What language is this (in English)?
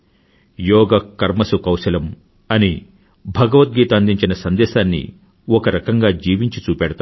Telugu